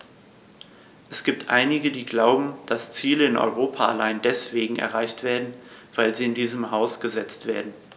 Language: German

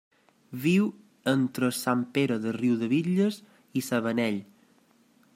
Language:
Catalan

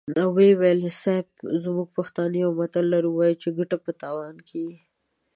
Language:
Pashto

